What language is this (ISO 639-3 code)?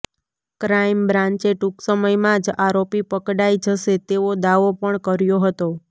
guj